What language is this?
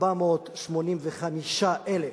Hebrew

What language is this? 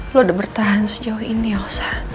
Indonesian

